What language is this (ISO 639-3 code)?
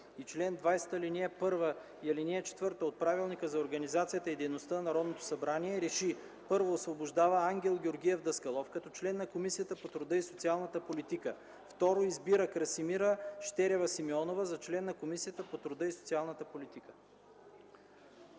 bul